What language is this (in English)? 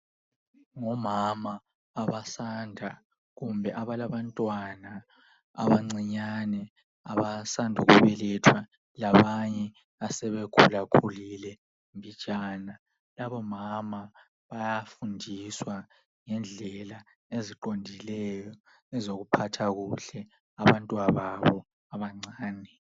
North Ndebele